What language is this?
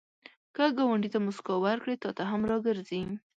Pashto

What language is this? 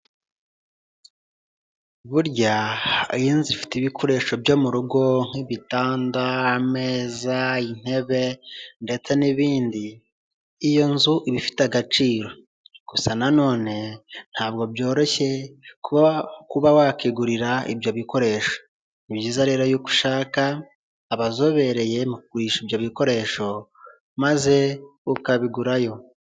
Kinyarwanda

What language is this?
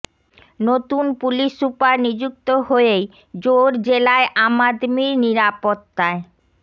Bangla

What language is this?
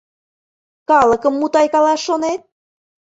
Mari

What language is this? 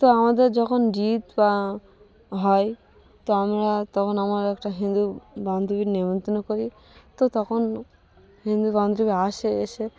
Bangla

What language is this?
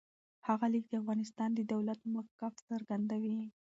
Pashto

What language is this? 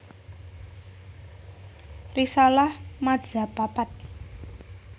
Javanese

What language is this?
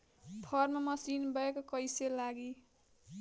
Bhojpuri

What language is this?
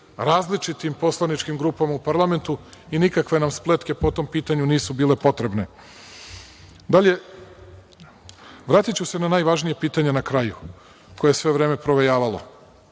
Serbian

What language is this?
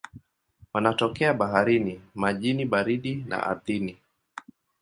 Swahili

